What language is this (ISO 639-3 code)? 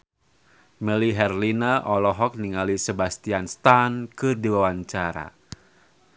sun